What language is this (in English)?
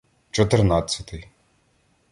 Ukrainian